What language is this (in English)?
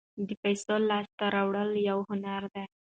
Pashto